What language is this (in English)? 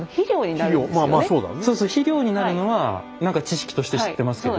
Japanese